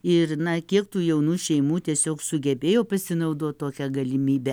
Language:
Lithuanian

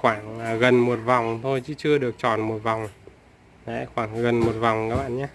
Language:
Vietnamese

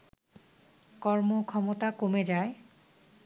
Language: Bangla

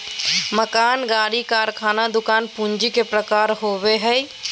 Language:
Magahi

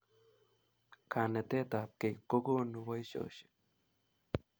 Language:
Kalenjin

